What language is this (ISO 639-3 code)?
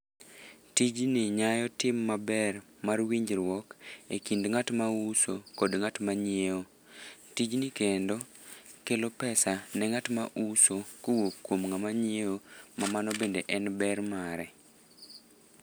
luo